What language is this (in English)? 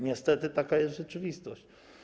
Polish